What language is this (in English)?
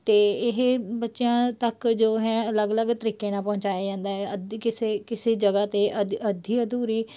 Punjabi